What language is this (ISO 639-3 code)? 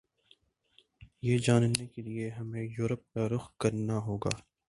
urd